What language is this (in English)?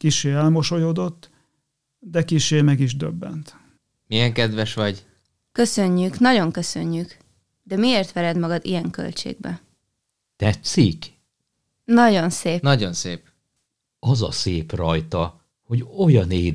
Hungarian